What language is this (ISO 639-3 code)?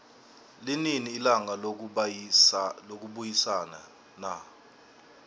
nbl